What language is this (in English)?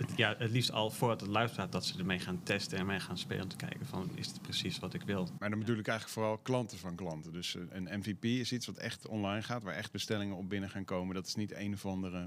Dutch